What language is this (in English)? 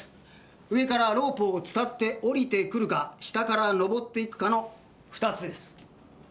Japanese